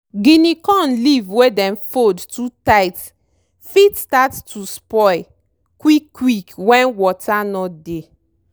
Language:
Nigerian Pidgin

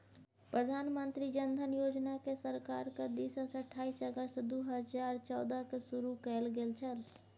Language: Maithili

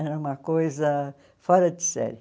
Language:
Portuguese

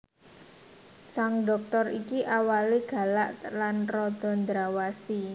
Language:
Javanese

